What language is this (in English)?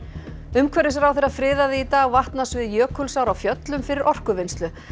Icelandic